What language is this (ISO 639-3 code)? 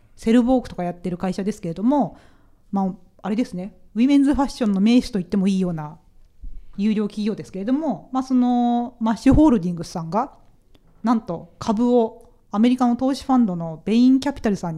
jpn